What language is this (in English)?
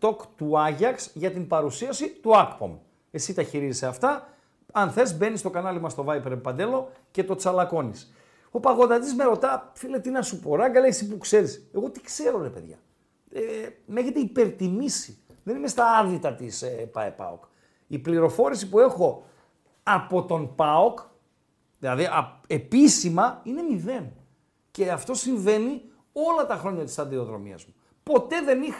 Greek